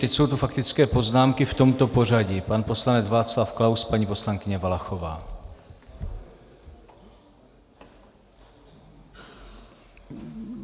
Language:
Czech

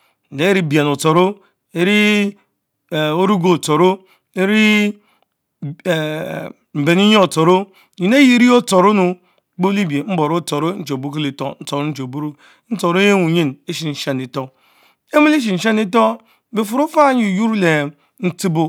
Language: Mbe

